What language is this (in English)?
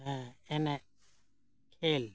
Santali